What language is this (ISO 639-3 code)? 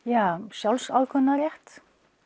isl